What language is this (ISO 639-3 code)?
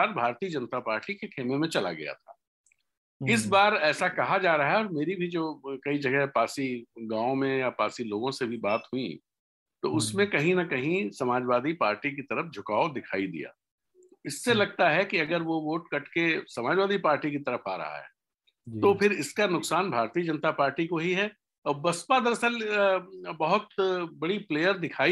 hin